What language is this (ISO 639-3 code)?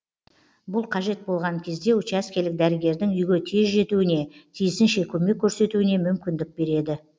kaz